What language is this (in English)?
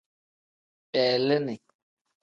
Tem